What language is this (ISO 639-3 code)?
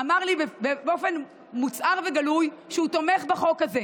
heb